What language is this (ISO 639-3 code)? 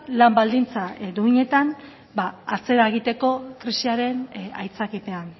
eus